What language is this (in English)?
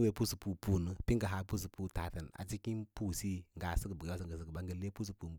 Lala-Roba